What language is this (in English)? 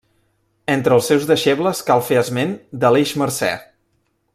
Catalan